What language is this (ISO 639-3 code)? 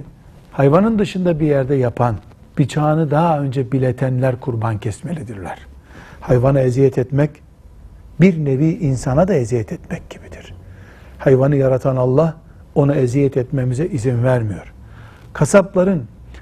tur